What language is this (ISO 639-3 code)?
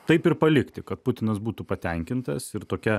lit